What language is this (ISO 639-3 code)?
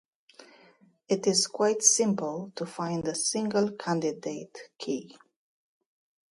eng